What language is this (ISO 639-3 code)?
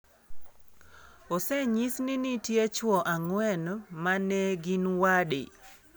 luo